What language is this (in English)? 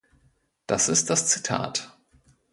German